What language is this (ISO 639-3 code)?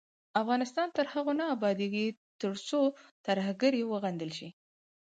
pus